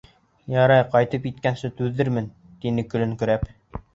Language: Bashkir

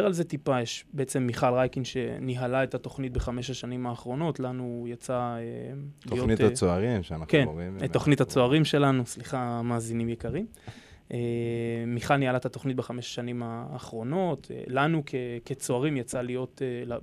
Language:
Hebrew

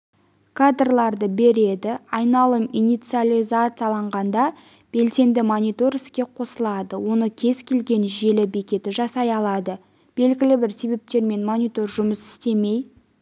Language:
Kazakh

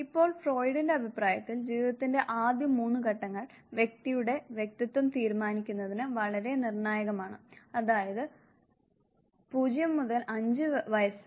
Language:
Malayalam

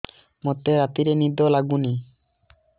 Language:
Odia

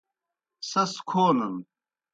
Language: Kohistani Shina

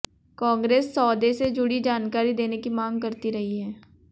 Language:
Hindi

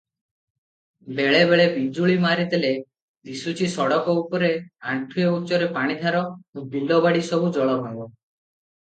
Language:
Odia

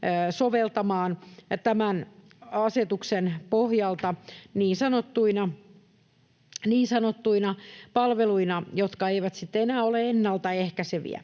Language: Finnish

